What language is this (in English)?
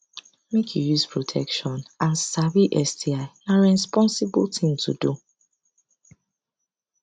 Nigerian Pidgin